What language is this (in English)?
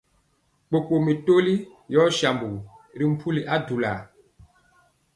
Mpiemo